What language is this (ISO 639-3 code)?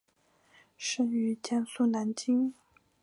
zho